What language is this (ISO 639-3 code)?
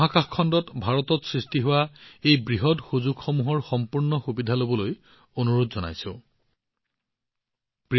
asm